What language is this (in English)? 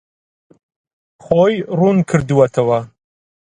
Central Kurdish